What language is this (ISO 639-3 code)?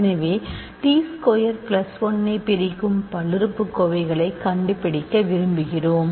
tam